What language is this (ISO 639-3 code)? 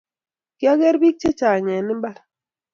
kln